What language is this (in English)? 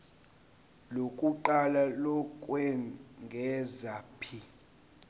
Zulu